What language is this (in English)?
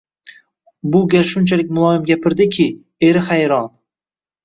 Uzbek